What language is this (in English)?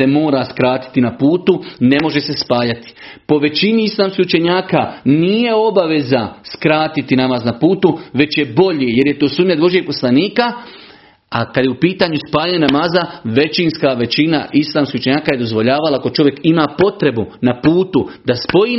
Croatian